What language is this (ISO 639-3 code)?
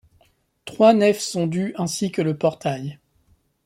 fra